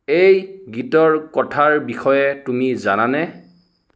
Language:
Assamese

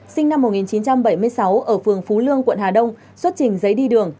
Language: Vietnamese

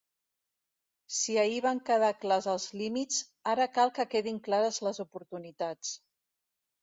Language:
Catalan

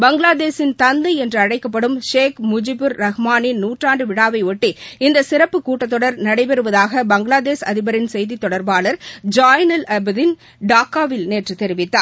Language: Tamil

